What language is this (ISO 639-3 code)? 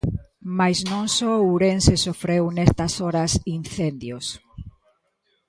glg